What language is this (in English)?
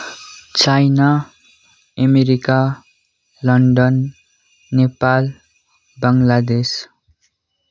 Nepali